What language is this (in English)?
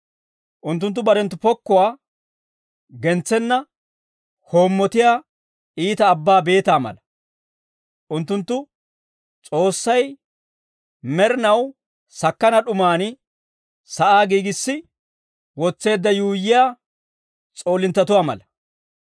Dawro